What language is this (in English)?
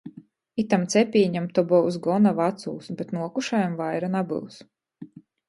Latgalian